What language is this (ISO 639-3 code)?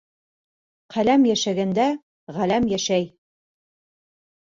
bak